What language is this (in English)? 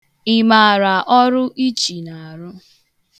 Igbo